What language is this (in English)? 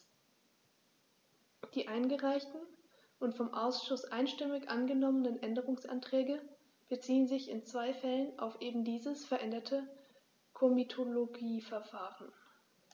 German